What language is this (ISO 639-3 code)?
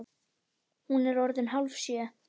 isl